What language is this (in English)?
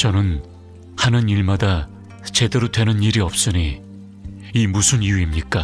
Korean